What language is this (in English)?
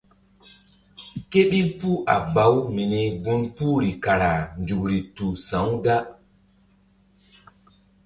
Mbum